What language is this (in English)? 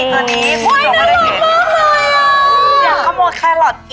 Thai